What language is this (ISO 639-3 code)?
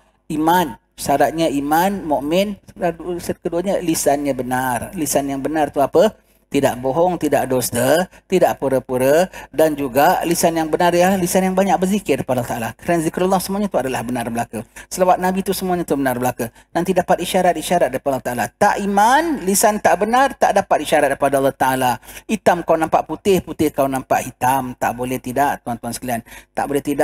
msa